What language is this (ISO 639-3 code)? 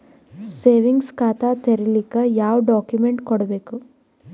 kan